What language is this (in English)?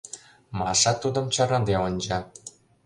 Mari